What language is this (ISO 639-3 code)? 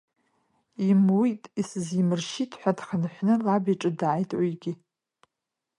abk